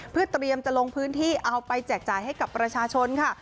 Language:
Thai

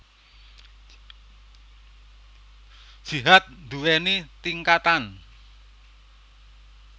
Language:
Javanese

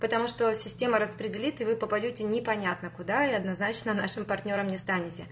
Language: Russian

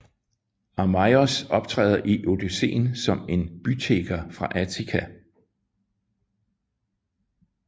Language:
Danish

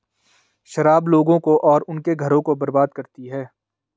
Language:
Hindi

